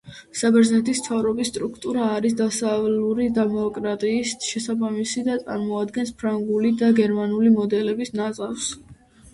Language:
Georgian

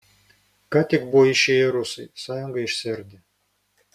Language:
Lithuanian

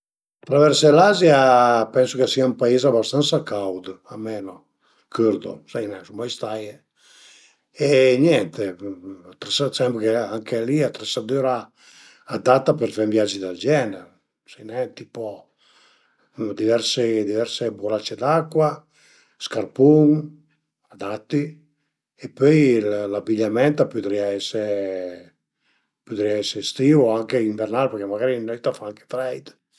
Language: Piedmontese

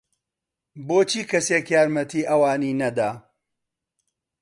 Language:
Central Kurdish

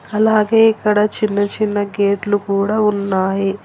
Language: Telugu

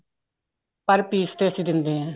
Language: Punjabi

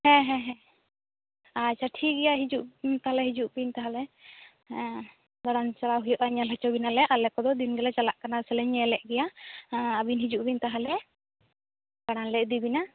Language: Santali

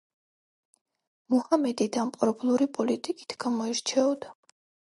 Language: Georgian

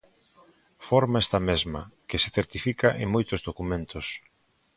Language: Galician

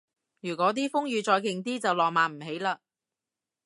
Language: Cantonese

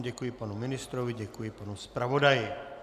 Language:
Czech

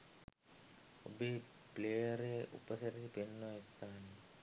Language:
Sinhala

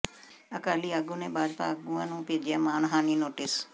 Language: Punjabi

